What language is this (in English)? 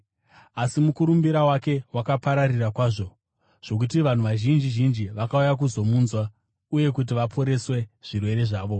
Shona